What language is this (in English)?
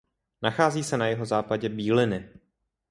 Czech